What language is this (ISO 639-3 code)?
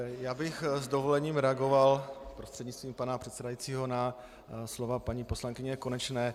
ces